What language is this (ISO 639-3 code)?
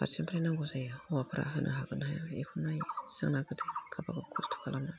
brx